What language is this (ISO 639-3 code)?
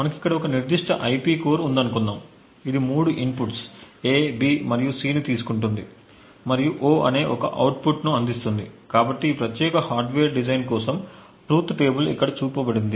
tel